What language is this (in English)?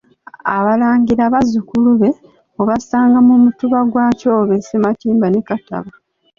Ganda